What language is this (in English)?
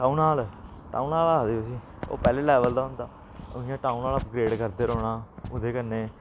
Dogri